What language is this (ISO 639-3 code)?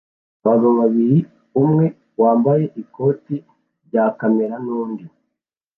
kin